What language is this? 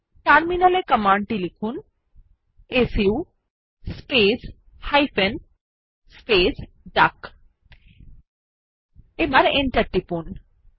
Bangla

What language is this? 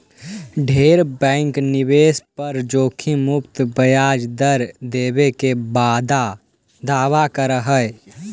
Magahi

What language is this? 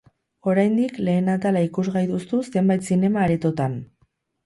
Basque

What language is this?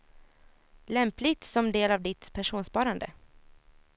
Swedish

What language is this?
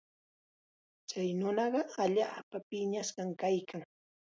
Chiquián Ancash Quechua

